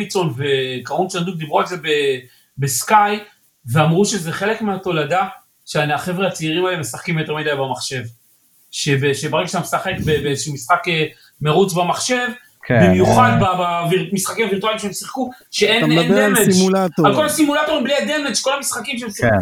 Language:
Hebrew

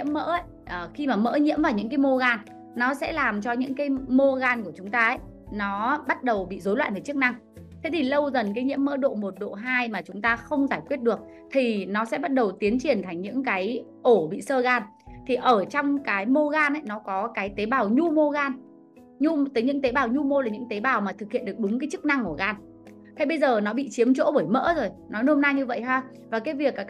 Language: Vietnamese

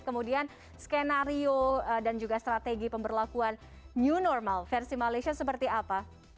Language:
Indonesian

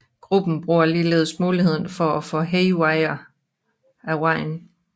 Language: Danish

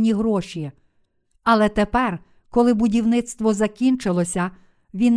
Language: Ukrainian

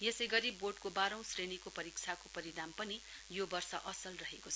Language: Nepali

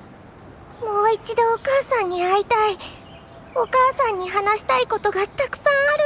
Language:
Japanese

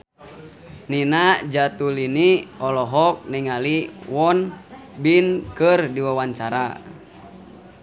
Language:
Sundanese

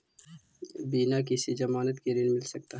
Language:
Magahi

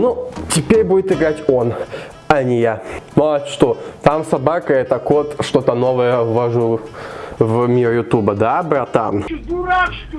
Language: Russian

